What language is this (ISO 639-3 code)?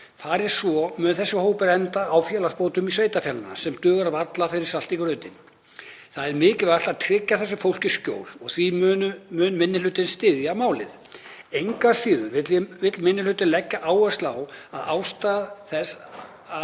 isl